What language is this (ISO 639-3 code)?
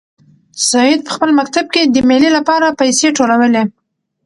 pus